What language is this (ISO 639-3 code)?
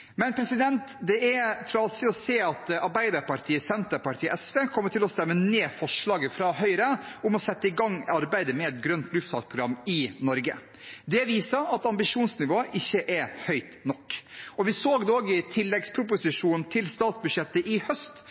nob